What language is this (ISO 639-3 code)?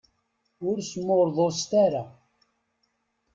kab